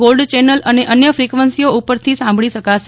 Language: Gujarati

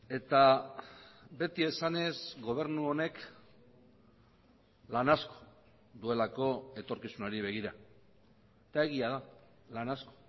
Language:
Basque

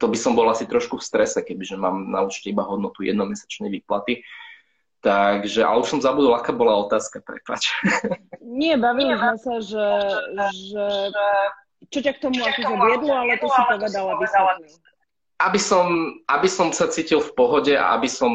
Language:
Slovak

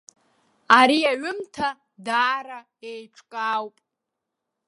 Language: Abkhazian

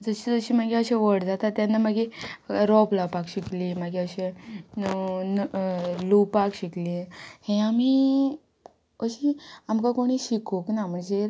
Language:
Konkani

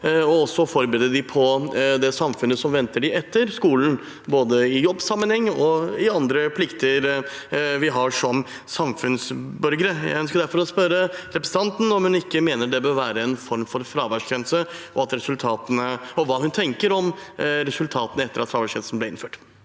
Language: Norwegian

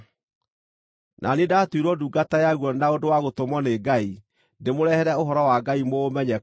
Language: Kikuyu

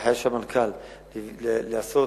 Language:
Hebrew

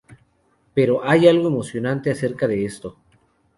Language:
Spanish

